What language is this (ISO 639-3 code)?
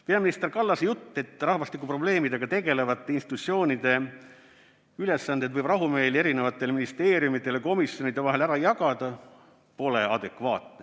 est